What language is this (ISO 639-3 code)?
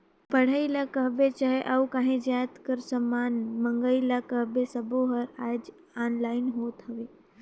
hne